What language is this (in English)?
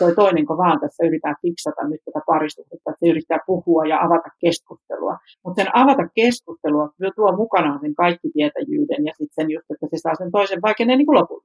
Finnish